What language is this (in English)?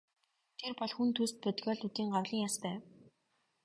Mongolian